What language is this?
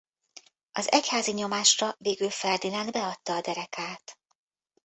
Hungarian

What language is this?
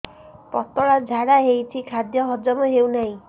Odia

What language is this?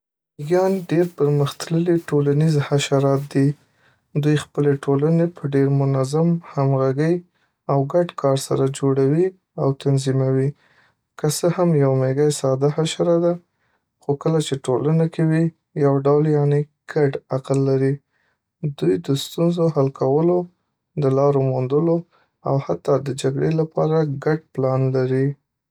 Pashto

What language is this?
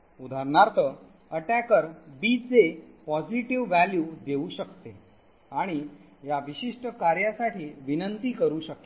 Marathi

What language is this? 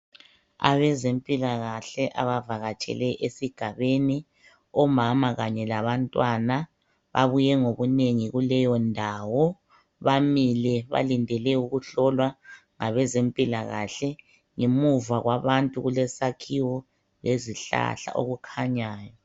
North Ndebele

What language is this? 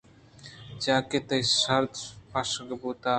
Eastern Balochi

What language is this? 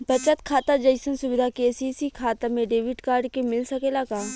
Bhojpuri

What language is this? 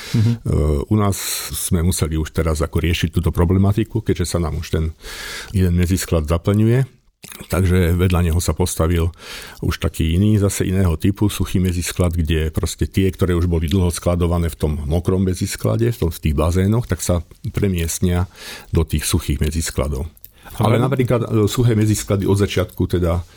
Slovak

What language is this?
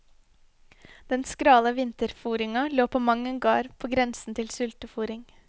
Norwegian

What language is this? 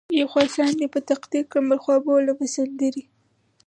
Pashto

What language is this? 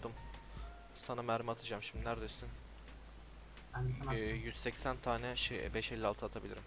Turkish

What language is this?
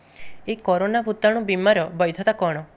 Odia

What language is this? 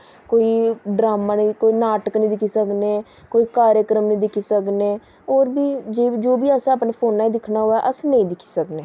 Dogri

